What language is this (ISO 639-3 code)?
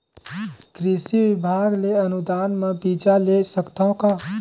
hne